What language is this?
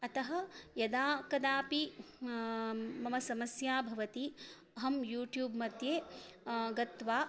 Sanskrit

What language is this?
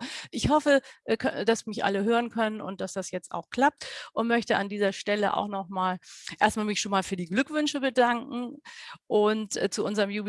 German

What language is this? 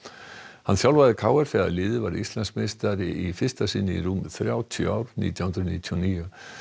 Icelandic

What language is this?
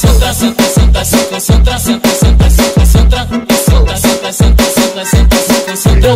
Thai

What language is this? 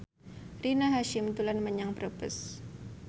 Javanese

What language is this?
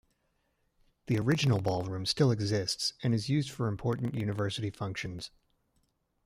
English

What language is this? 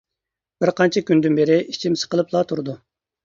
Uyghur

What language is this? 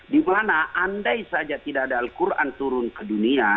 Indonesian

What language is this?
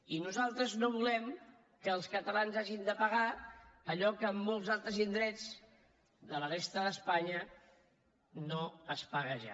Catalan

